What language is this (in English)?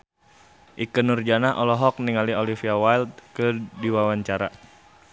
Sundanese